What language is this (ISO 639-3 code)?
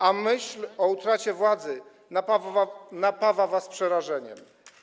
pol